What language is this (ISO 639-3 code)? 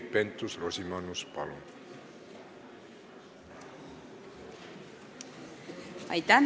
est